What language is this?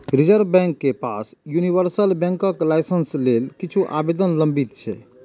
Maithili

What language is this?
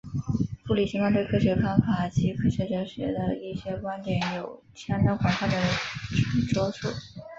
Chinese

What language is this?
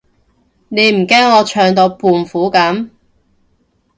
Cantonese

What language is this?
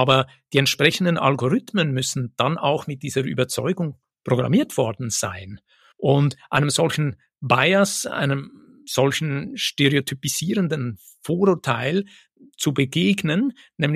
German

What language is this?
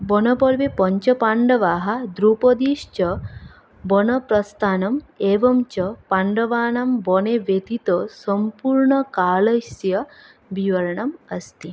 Sanskrit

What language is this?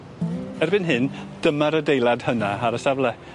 Welsh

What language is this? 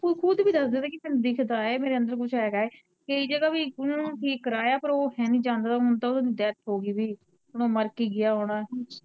Punjabi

